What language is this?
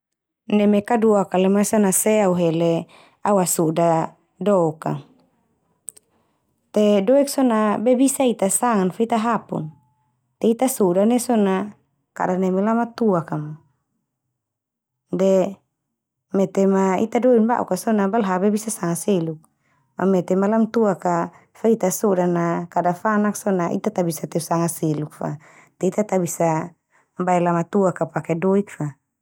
Termanu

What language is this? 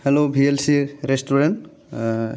Bodo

